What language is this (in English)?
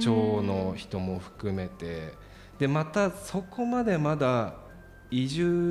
Japanese